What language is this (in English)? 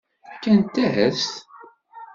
Kabyle